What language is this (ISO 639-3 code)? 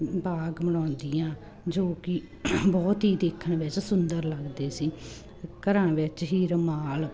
pan